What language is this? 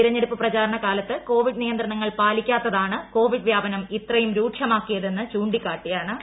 Malayalam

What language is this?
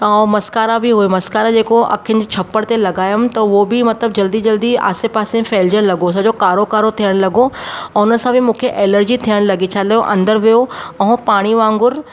Sindhi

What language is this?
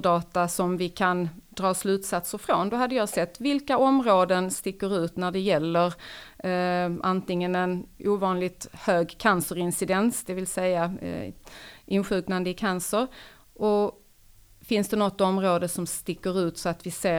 Swedish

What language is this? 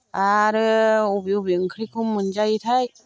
Bodo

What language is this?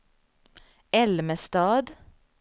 Swedish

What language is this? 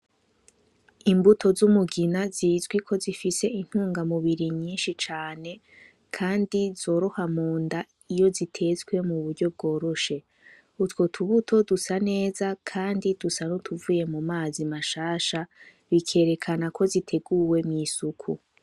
Rundi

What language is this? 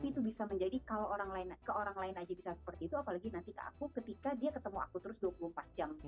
Indonesian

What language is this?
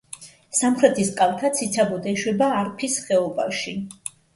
Georgian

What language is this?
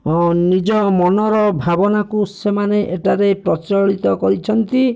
Odia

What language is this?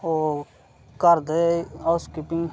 Dogri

